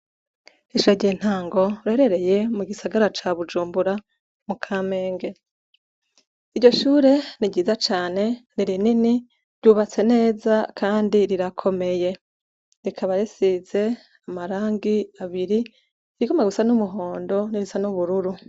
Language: Rundi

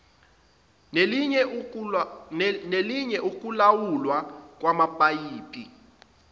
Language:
Zulu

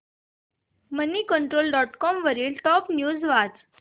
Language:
Marathi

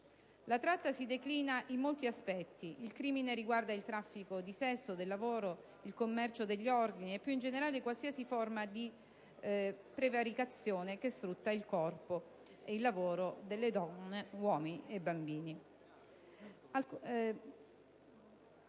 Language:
Italian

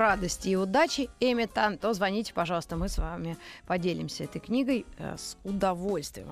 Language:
Russian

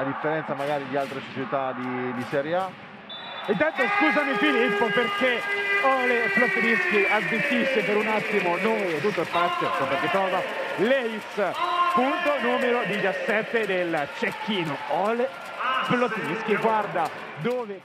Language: Italian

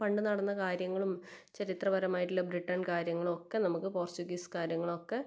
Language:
Malayalam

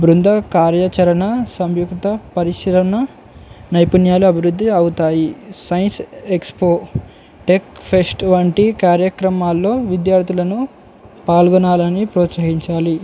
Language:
Telugu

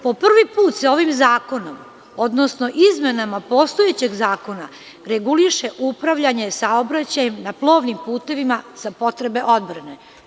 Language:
Serbian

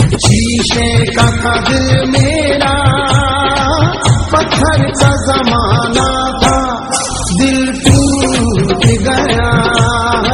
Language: Arabic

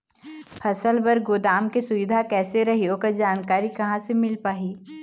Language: Chhattisgarhi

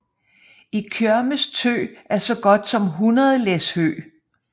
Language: Danish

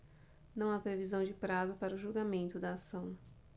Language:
Portuguese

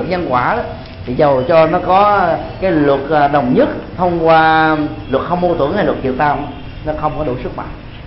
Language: Vietnamese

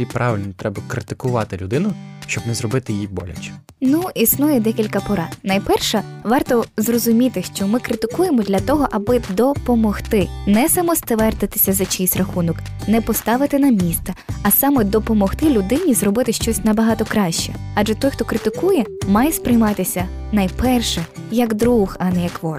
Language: Ukrainian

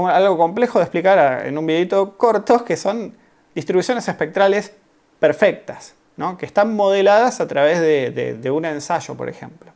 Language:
Spanish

